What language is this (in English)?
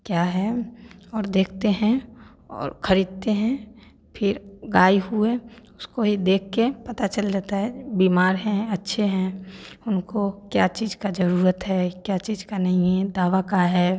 Hindi